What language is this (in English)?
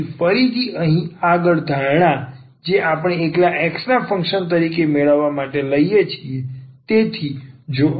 Gujarati